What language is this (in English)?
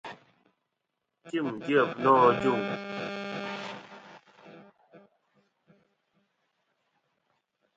Kom